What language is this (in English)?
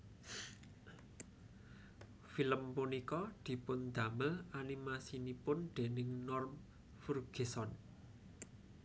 Javanese